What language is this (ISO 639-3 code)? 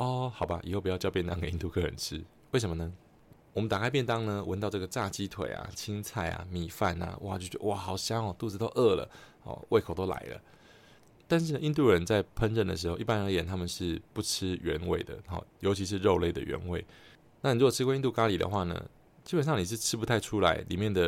zho